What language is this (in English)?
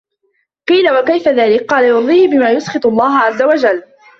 Arabic